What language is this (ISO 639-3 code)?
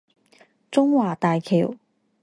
zho